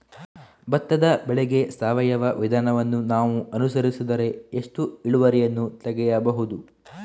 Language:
Kannada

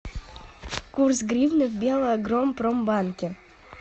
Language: Russian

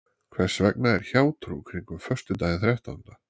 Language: Icelandic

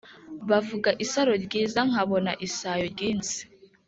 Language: Kinyarwanda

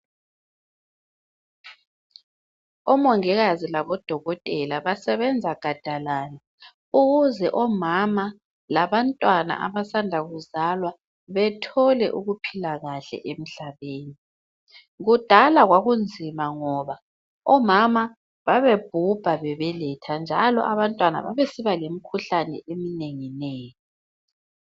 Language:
North Ndebele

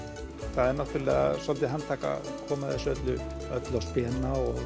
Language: Icelandic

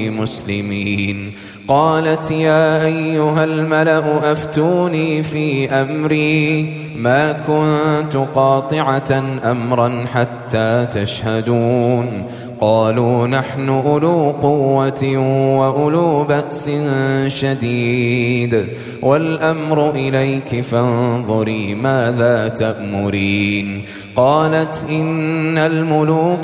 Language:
Arabic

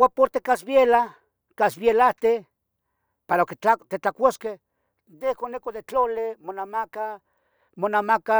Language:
Tetelcingo Nahuatl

